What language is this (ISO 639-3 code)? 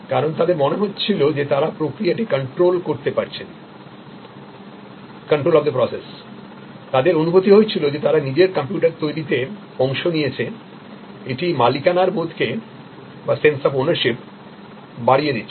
ben